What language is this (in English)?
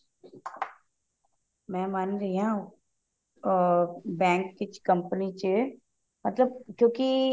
Punjabi